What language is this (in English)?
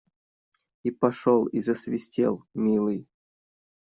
Russian